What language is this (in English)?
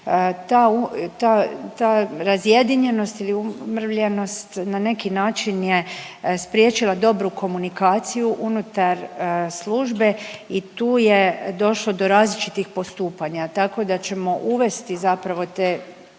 Croatian